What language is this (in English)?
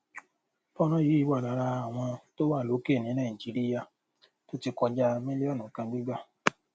Yoruba